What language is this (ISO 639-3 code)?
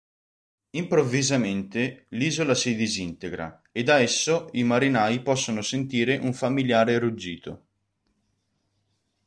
ita